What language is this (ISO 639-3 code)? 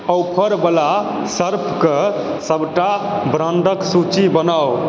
mai